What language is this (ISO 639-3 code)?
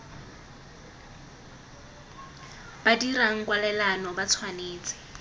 tsn